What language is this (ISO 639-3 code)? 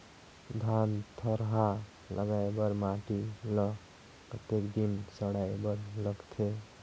hne